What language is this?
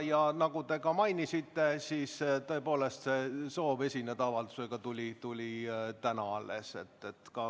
Estonian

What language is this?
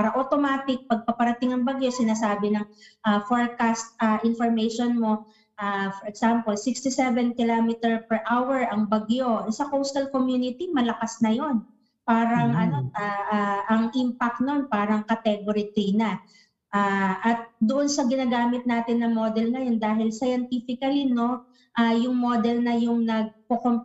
Filipino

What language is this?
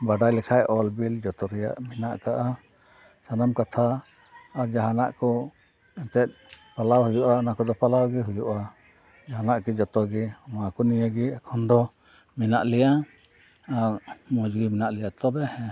Santali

